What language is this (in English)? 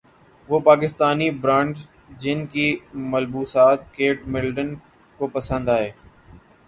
Urdu